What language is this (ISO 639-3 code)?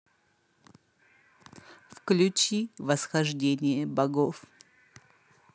rus